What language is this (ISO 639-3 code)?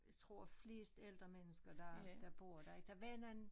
dan